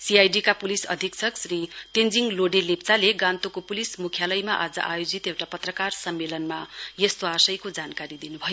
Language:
Nepali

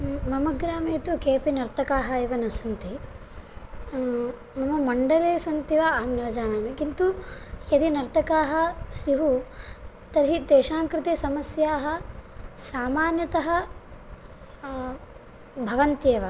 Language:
Sanskrit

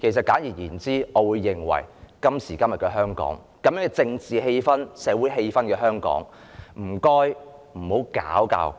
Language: Cantonese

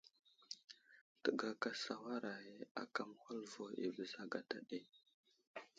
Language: Wuzlam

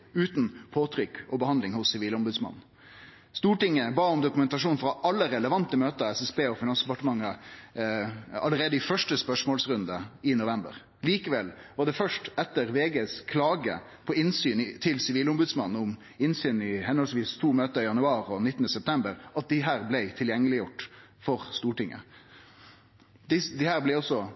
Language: Norwegian Nynorsk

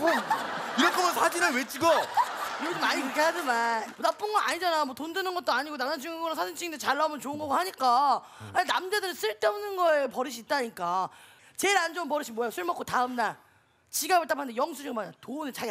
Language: Korean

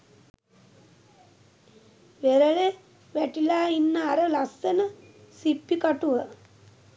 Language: Sinhala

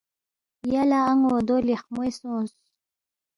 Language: Balti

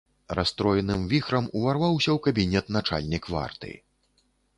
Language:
Belarusian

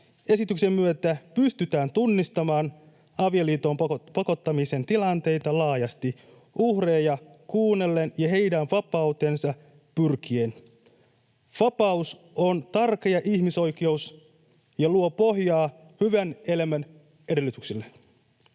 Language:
Finnish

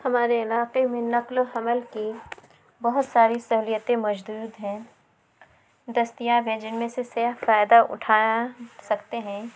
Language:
Urdu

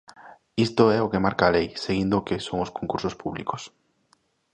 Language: Galician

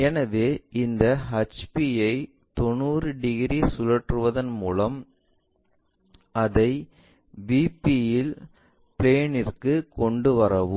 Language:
Tamil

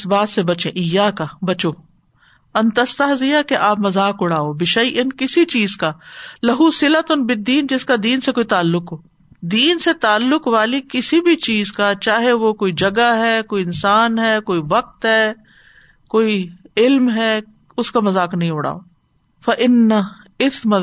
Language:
Urdu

